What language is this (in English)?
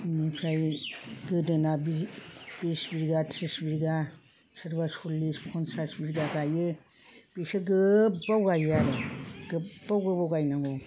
Bodo